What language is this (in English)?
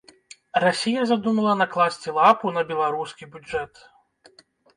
Belarusian